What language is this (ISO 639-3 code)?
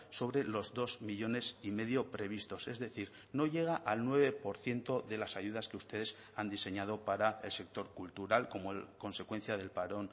spa